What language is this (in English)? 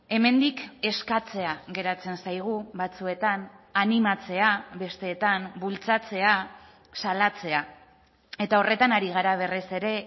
Basque